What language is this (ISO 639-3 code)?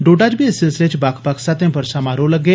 doi